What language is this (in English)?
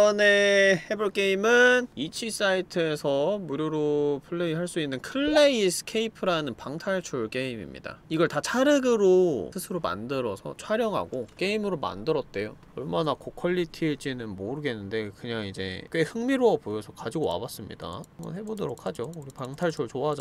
Korean